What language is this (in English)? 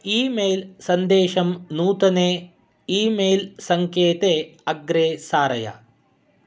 Sanskrit